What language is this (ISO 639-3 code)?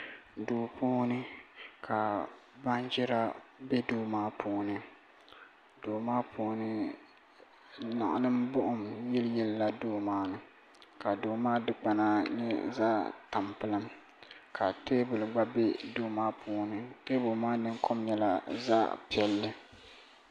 dag